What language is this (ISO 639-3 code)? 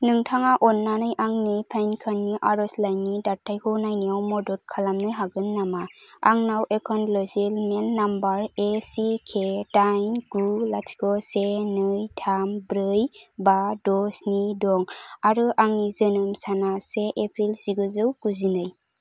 brx